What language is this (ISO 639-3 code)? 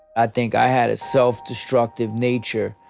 eng